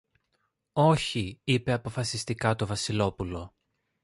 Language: Greek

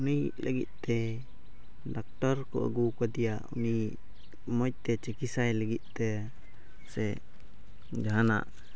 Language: Santali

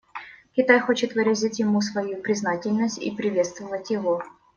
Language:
Russian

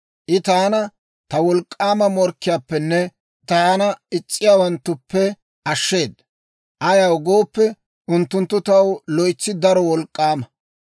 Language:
Dawro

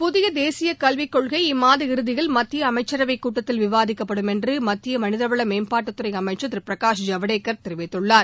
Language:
Tamil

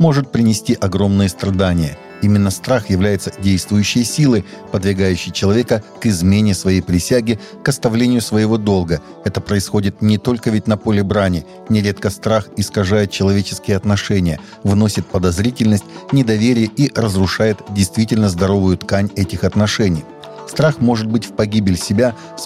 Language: Russian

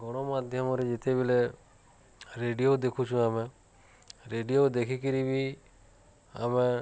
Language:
Odia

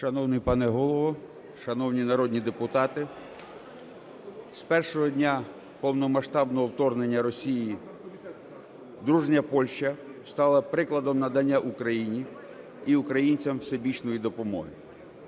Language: Ukrainian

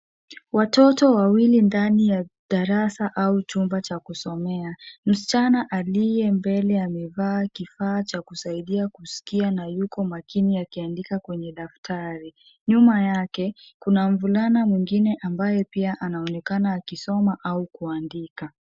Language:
Swahili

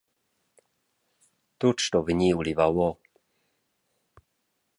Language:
Romansh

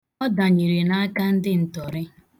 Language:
Igbo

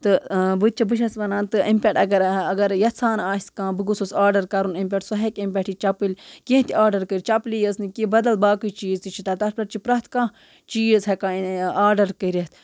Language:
Kashmiri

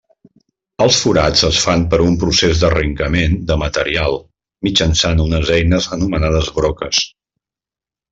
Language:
Catalan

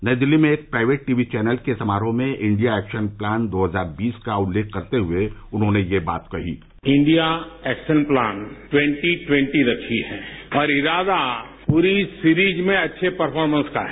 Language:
Hindi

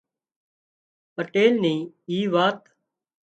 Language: Wadiyara Koli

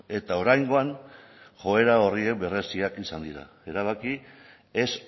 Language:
Basque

